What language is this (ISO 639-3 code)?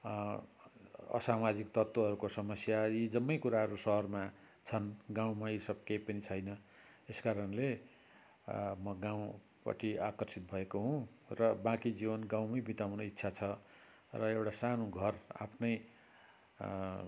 nep